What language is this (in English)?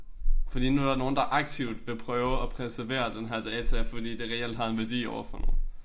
Danish